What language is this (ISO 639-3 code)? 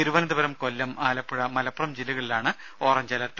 mal